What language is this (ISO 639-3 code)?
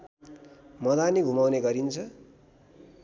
nep